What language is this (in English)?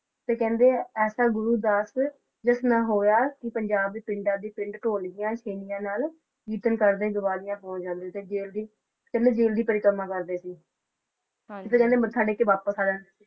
Punjabi